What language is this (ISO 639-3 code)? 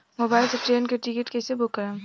bho